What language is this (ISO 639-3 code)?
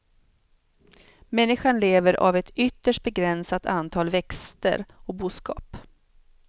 swe